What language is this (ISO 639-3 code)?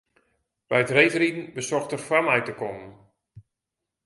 fry